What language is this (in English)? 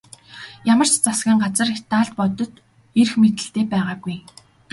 Mongolian